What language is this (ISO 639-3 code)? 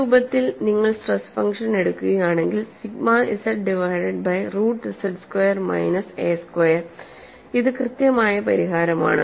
mal